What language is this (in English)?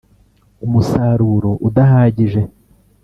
Kinyarwanda